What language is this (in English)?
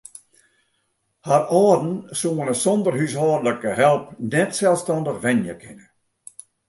Western Frisian